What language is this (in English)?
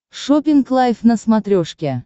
Russian